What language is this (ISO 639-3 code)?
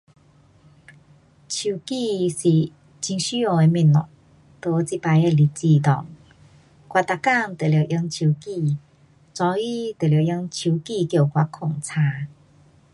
cpx